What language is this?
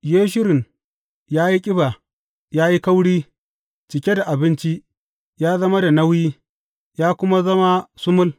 Hausa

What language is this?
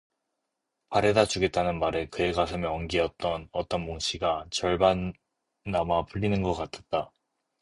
Korean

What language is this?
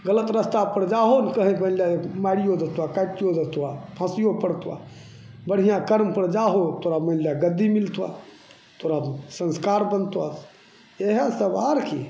Maithili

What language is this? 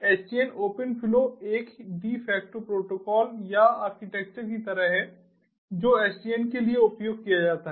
Hindi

